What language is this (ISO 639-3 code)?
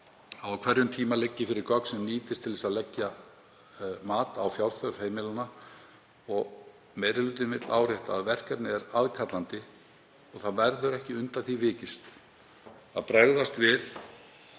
isl